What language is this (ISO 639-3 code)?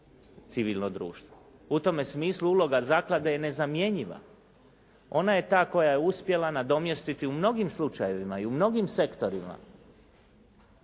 hrv